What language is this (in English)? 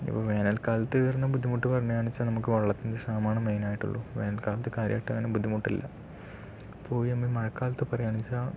Malayalam